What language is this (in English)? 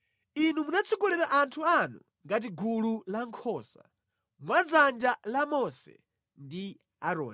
Nyanja